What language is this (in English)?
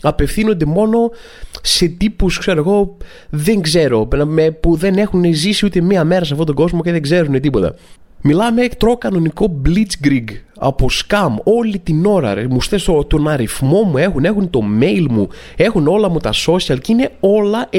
Greek